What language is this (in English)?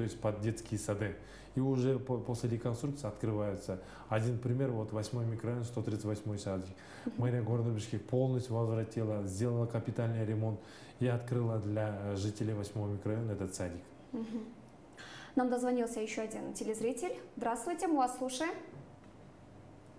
Russian